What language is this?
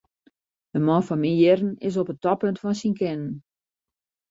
Western Frisian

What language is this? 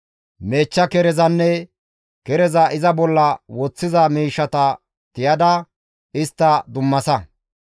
Gamo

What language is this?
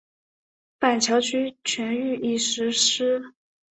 Chinese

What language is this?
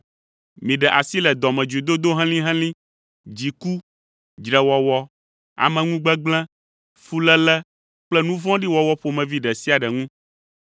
Ewe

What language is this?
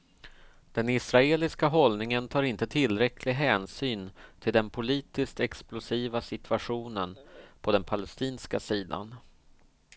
Swedish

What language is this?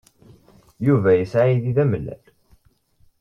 Kabyle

